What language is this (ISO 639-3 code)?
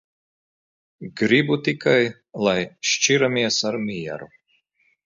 lav